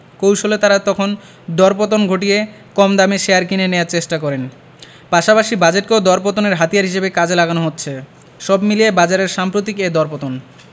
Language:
Bangla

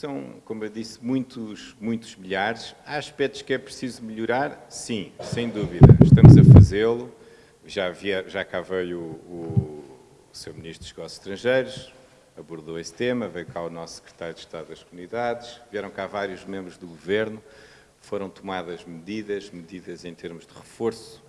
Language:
Portuguese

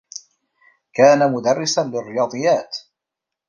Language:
Arabic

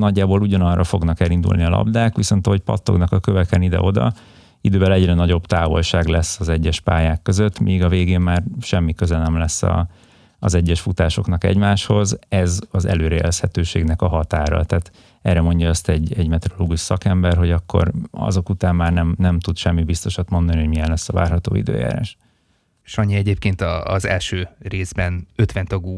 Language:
Hungarian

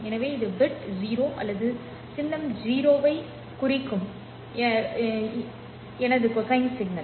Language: Tamil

